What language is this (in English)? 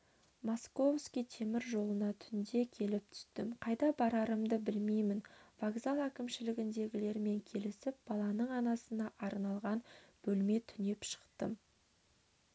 Kazakh